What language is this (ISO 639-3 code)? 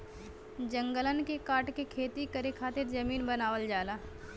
bho